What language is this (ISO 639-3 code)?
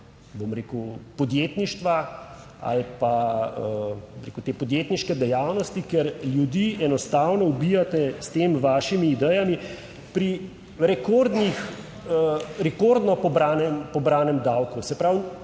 slv